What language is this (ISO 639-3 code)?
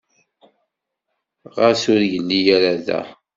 kab